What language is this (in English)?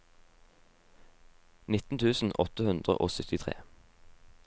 Norwegian